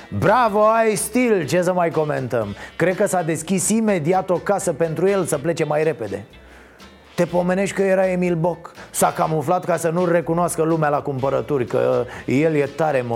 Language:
Romanian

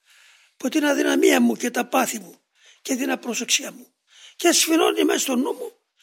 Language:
Greek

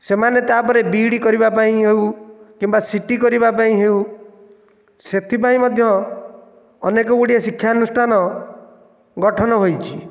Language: Odia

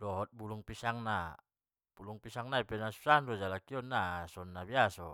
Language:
Batak Mandailing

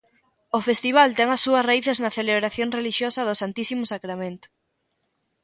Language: Galician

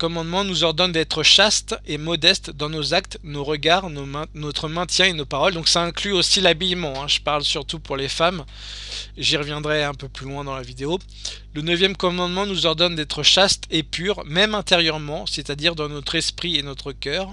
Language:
French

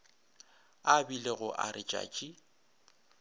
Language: Northern Sotho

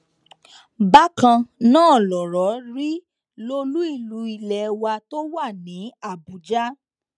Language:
Yoruba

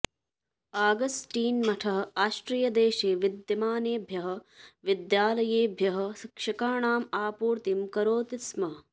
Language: Sanskrit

